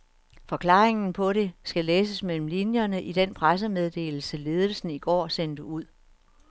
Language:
Danish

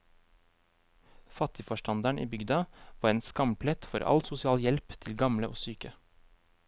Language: Norwegian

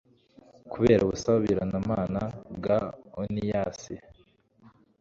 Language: Kinyarwanda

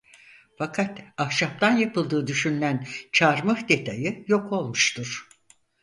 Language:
Turkish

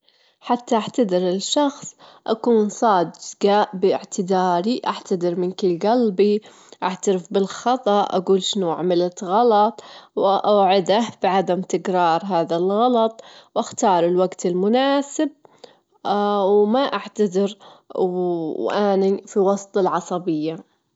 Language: Gulf Arabic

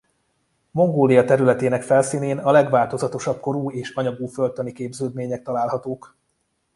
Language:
Hungarian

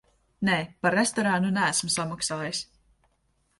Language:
Latvian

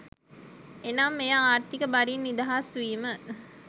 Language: Sinhala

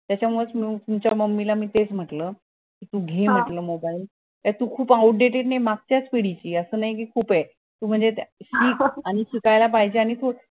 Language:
Marathi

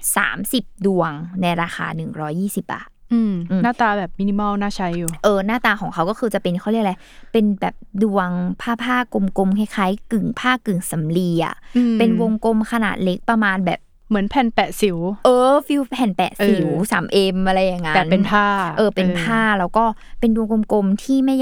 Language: Thai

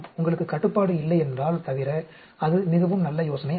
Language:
Tamil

